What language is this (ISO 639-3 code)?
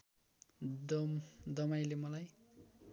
nep